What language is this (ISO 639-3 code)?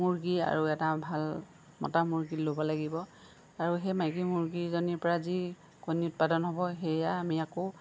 asm